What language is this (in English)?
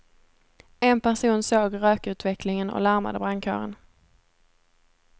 Swedish